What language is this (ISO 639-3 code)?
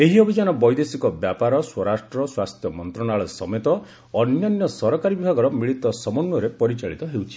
ori